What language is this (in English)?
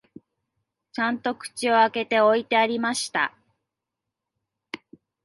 Japanese